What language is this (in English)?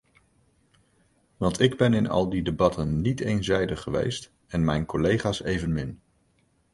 Dutch